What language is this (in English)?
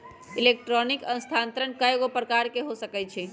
Magahi